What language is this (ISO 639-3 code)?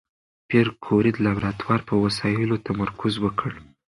pus